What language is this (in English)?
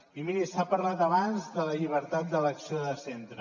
Catalan